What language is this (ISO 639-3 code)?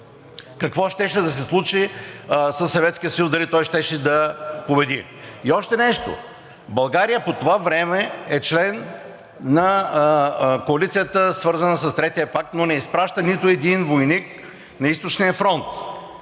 bul